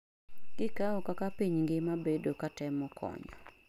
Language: Luo (Kenya and Tanzania)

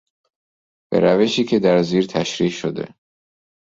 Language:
Persian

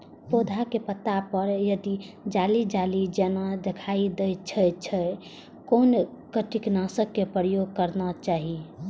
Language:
Maithili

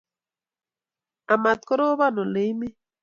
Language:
Kalenjin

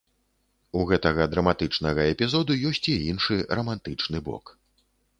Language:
Belarusian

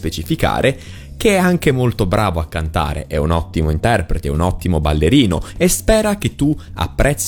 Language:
Italian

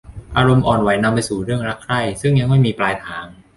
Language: Thai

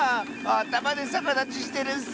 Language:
Japanese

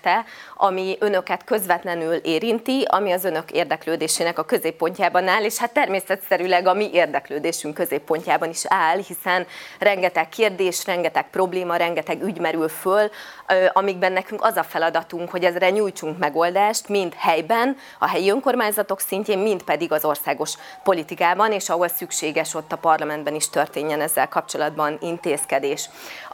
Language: Hungarian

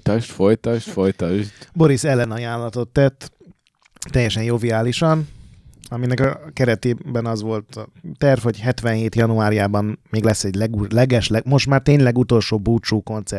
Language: Hungarian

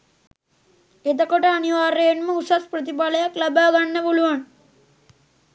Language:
Sinhala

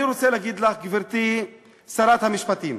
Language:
Hebrew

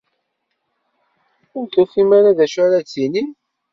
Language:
Kabyle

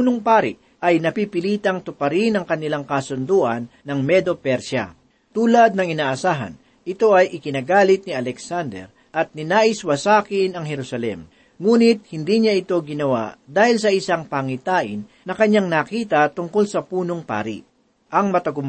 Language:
Filipino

